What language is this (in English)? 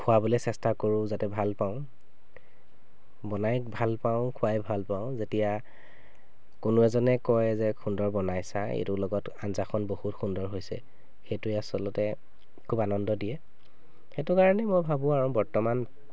Assamese